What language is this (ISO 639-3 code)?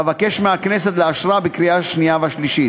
heb